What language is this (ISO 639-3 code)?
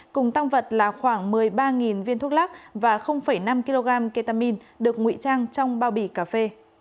vie